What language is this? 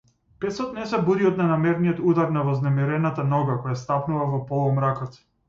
Macedonian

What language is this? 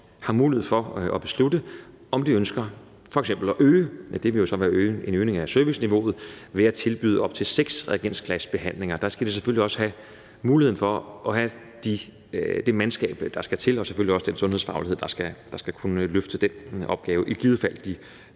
Danish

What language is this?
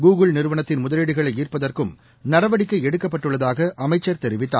Tamil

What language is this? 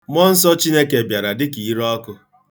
Igbo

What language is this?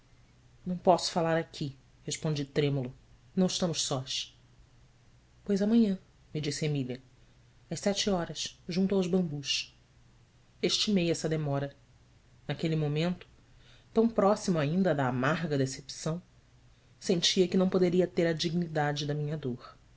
Portuguese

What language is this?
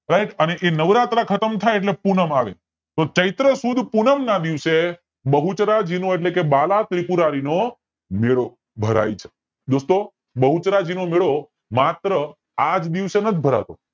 Gujarati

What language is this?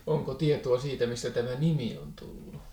Finnish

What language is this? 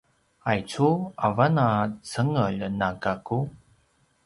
Paiwan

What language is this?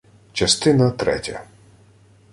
Ukrainian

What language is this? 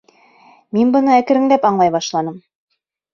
Bashkir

